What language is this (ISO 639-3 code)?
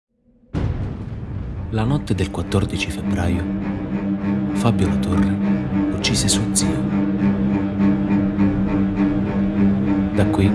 ita